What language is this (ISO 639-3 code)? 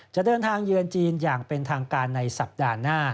tha